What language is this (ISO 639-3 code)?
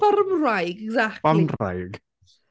cym